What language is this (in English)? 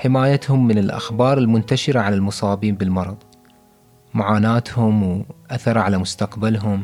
Arabic